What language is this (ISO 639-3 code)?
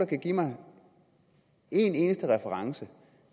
dan